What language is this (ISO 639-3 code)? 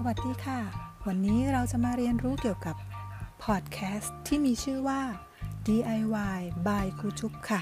tha